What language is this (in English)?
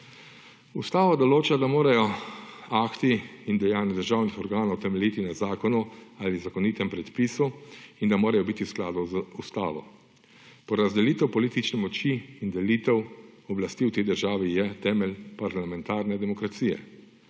Slovenian